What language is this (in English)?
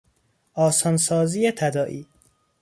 Persian